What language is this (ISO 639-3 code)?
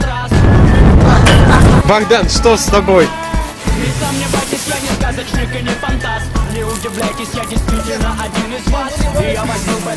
rus